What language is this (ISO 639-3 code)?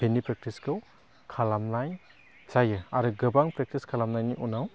brx